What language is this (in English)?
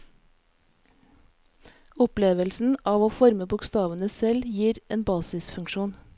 Norwegian